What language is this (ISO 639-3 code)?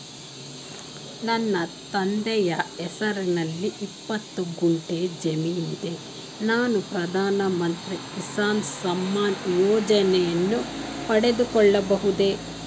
kan